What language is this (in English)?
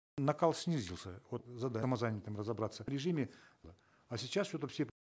Kazakh